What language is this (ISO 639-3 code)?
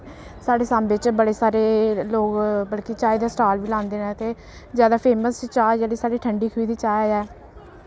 doi